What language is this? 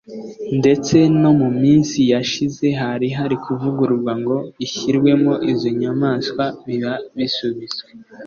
Kinyarwanda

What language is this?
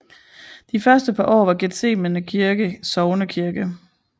Danish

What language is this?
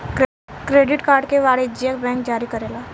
Bhojpuri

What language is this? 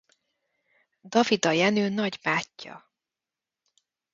Hungarian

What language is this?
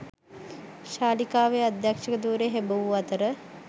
Sinhala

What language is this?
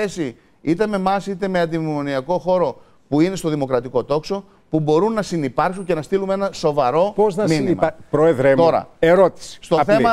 Greek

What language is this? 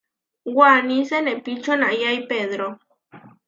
Huarijio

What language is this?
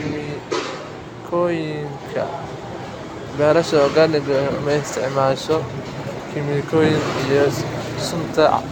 Somali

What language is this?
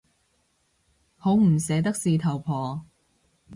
Cantonese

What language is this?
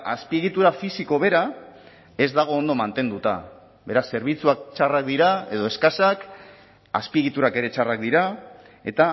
Basque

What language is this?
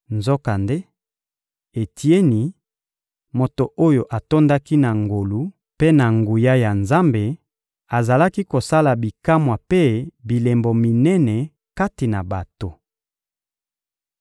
Lingala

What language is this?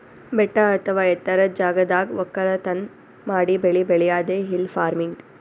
Kannada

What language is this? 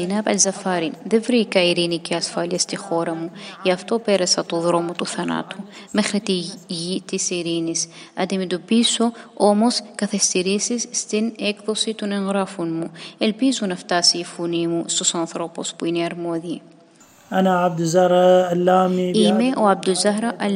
Greek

